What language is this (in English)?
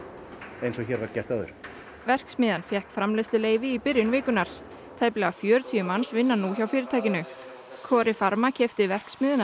Icelandic